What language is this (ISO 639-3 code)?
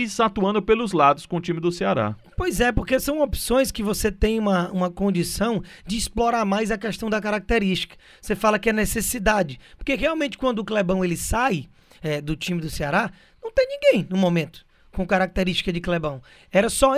por